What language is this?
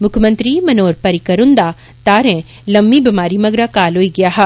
Dogri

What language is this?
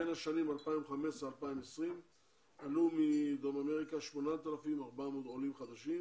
Hebrew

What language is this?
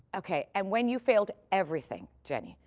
English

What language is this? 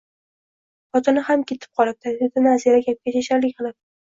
Uzbek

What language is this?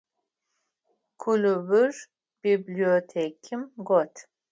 Adyghe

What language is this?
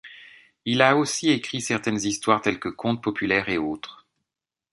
French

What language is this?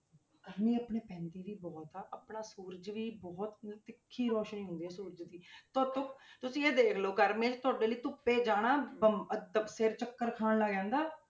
Punjabi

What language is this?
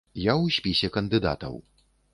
Belarusian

